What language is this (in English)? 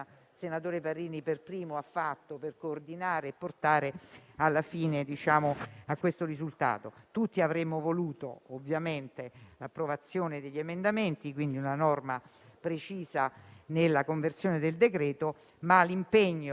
Italian